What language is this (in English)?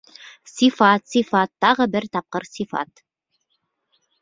Bashkir